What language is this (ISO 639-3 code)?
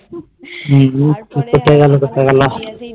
ben